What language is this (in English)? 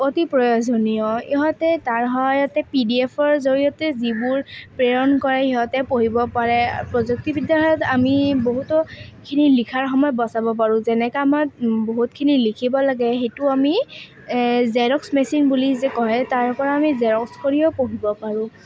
Assamese